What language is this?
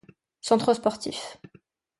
French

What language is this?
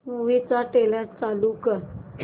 Marathi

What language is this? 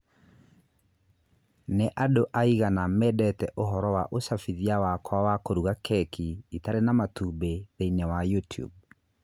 Kikuyu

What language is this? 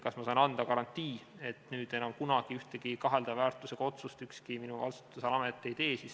Estonian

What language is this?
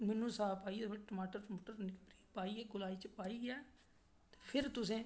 Dogri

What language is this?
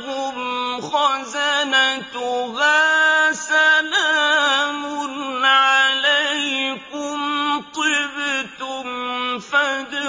Arabic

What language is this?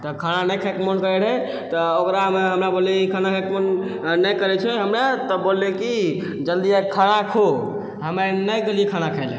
Maithili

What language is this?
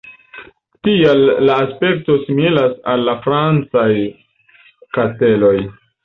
Esperanto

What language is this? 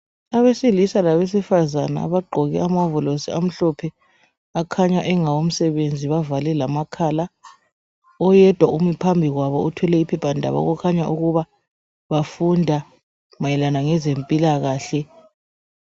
North Ndebele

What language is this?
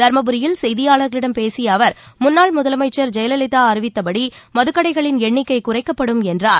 Tamil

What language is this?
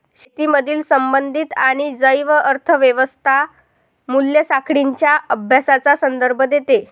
Marathi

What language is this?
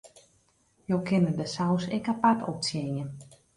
Western Frisian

